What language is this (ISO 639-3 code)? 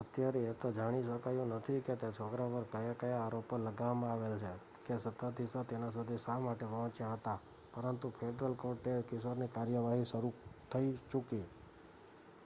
guj